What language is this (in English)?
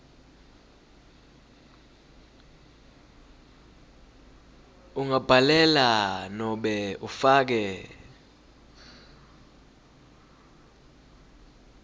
Swati